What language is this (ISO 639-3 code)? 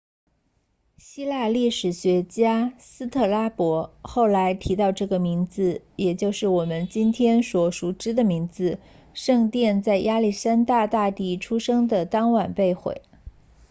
zho